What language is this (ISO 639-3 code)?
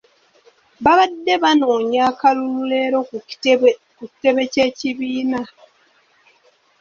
lug